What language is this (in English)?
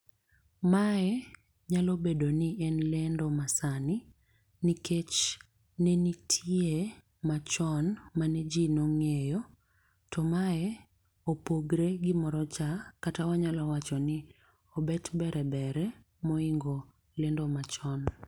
Luo (Kenya and Tanzania)